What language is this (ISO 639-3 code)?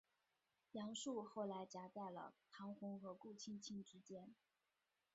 zho